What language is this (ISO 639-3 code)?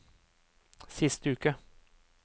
nor